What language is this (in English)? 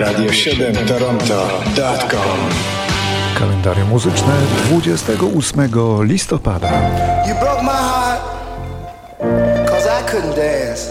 Polish